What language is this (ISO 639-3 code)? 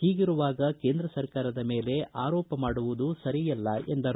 kan